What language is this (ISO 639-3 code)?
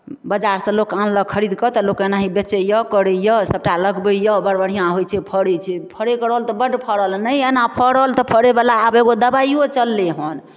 mai